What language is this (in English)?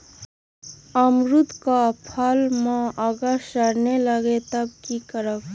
Magahi